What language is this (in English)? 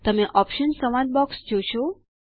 Gujarati